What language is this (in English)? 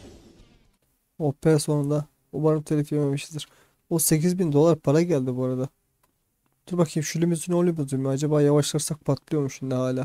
Turkish